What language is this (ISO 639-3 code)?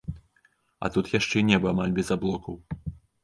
bel